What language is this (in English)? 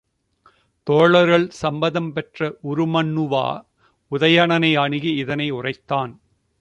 Tamil